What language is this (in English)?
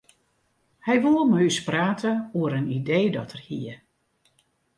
Western Frisian